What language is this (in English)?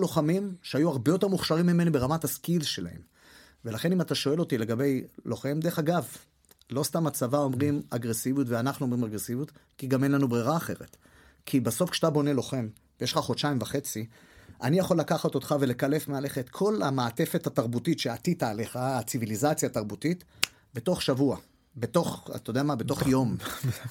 Hebrew